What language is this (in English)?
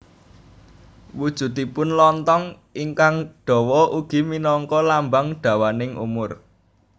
Javanese